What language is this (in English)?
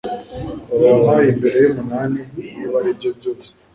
Kinyarwanda